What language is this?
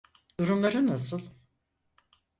Turkish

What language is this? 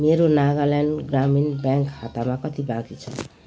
Nepali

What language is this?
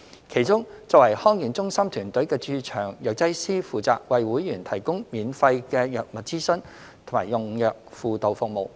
Cantonese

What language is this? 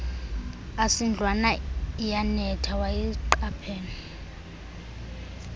Xhosa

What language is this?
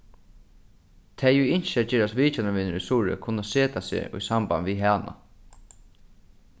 Faroese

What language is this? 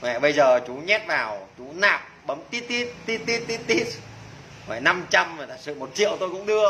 Vietnamese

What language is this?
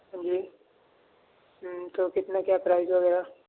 Urdu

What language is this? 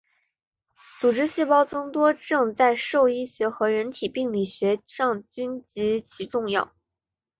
Chinese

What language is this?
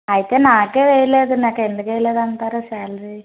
Telugu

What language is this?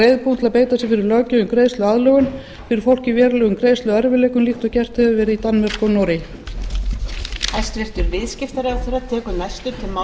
Icelandic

